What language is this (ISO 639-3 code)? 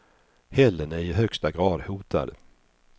swe